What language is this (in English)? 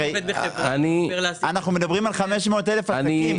Hebrew